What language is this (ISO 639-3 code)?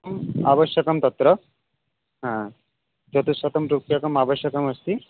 san